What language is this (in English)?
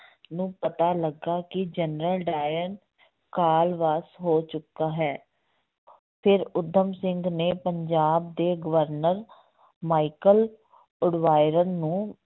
Punjabi